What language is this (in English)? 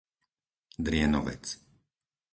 Slovak